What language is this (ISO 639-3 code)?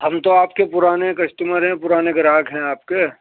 urd